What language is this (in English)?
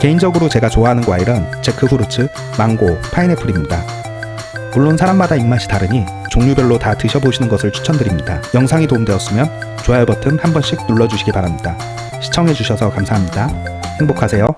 Korean